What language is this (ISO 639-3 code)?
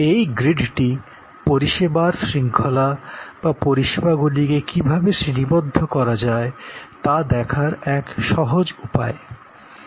ben